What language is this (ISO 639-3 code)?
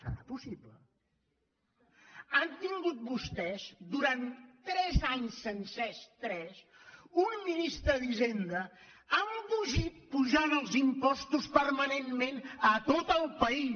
cat